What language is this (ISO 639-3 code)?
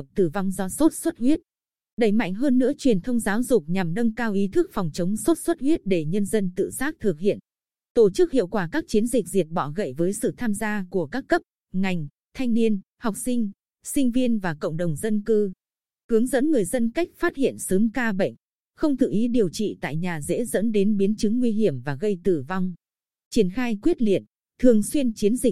vie